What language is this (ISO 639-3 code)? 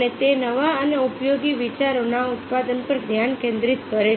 guj